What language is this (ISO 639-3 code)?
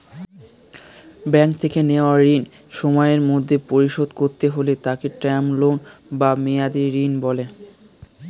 ben